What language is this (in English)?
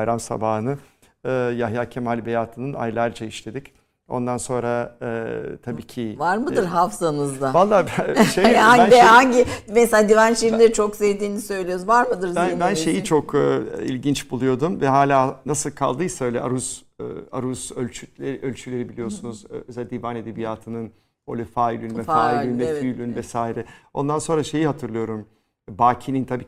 Turkish